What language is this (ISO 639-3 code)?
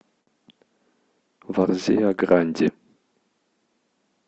rus